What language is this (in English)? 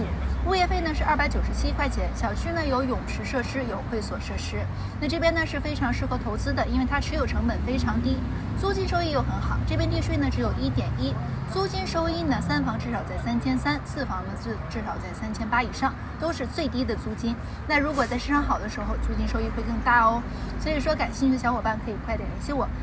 Chinese